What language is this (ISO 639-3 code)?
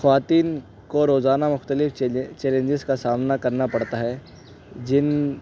urd